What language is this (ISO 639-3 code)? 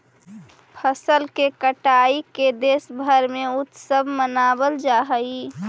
mag